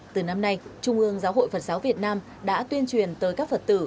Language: Vietnamese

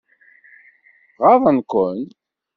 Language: Kabyle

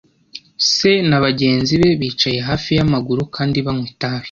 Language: Kinyarwanda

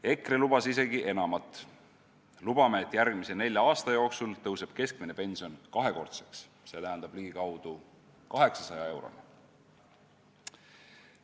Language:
Estonian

